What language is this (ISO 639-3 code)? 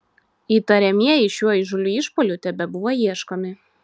lit